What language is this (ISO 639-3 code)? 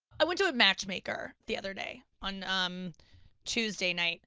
eng